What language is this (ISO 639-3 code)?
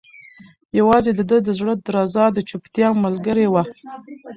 pus